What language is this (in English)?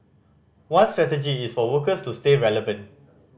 English